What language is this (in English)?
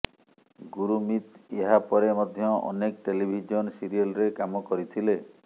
Odia